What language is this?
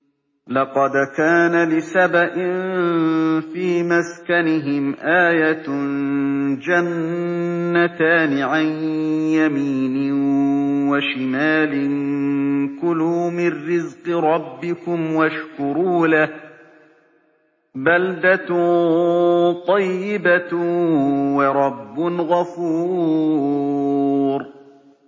Arabic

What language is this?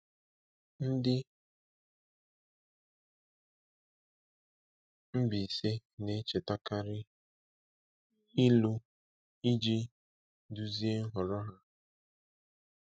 Igbo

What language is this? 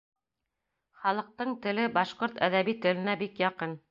Bashkir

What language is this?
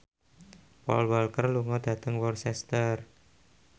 Javanese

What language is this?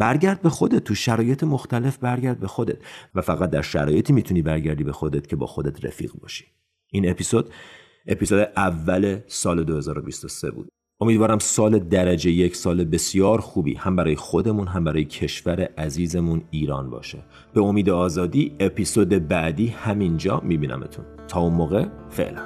Persian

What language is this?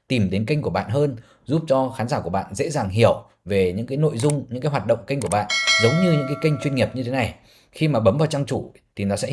Vietnamese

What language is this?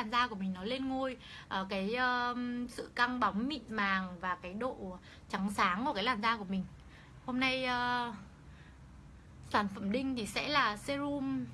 Vietnamese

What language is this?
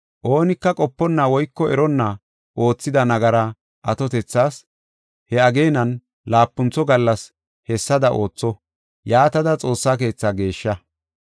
Gofa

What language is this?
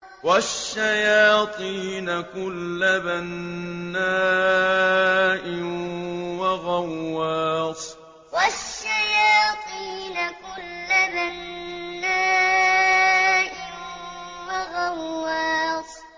Arabic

